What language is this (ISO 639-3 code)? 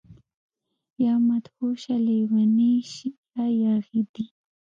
pus